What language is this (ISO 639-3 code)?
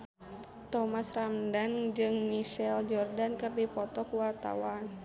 sun